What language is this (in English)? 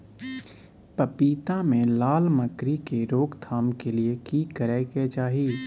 Maithili